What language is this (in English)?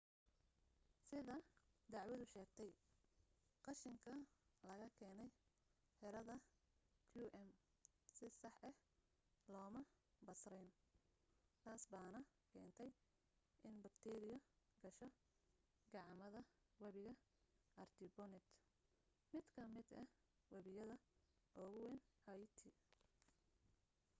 Somali